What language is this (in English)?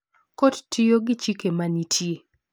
Luo (Kenya and Tanzania)